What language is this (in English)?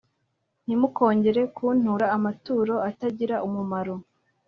Kinyarwanda